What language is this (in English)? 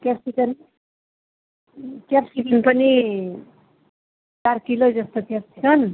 Nepali